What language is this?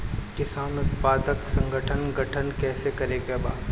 Bhojpuri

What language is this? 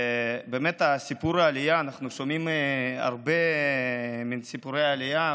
Hebrew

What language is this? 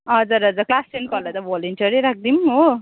Nepali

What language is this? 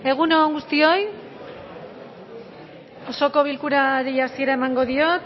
Basque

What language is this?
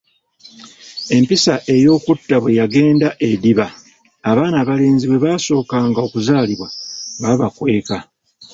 Ganda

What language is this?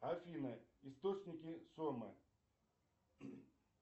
Russian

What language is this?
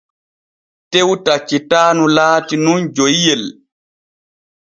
Borgu Fulfulde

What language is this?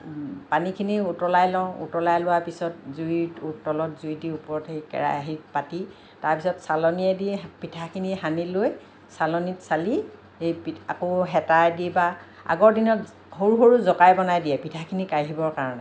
Assamese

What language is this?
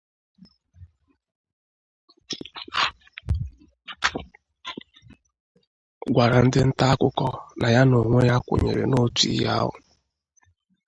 Igbo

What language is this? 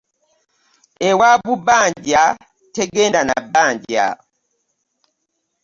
Ganda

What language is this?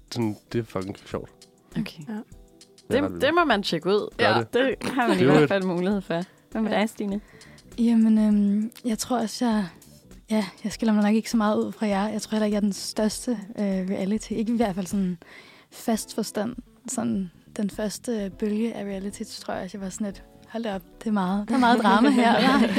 Danish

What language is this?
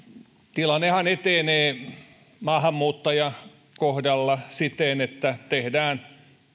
Finnish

